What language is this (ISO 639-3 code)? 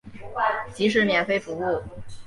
zho